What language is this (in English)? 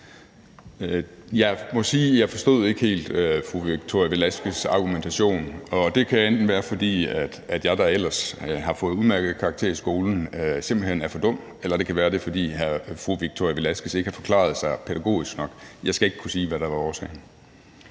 Danish